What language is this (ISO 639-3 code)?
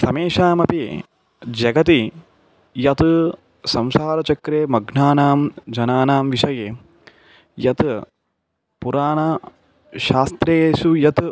san